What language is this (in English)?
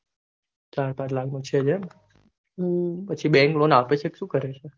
Gujarati